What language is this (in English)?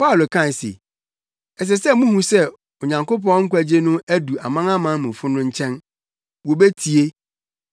Akan